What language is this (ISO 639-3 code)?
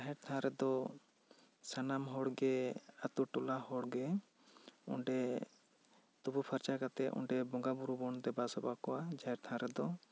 sat